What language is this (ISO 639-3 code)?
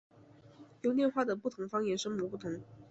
zho